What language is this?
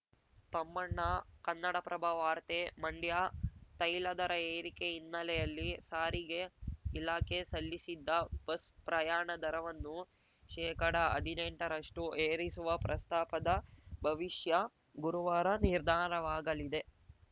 Kannada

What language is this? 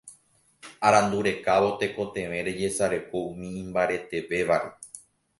Guarani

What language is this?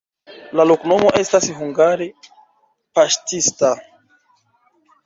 Esperanto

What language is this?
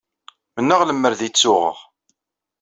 Kabyle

